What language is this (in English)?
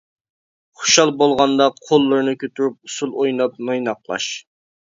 Uyghur